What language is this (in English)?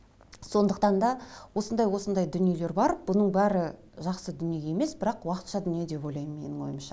Kazakh